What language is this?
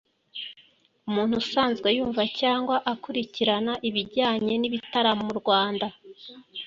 Kinyarwanda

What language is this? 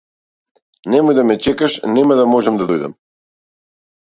Macedonian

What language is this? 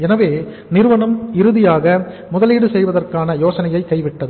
Tamil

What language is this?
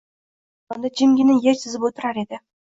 Uzbek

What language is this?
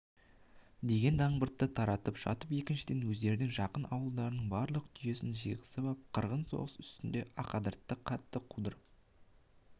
Kazakh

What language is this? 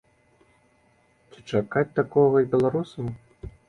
Belarusian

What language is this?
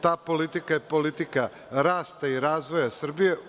Serbian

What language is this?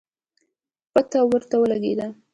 Pashto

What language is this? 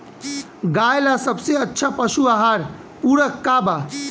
Bhojpuri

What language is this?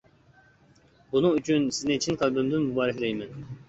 Uyghur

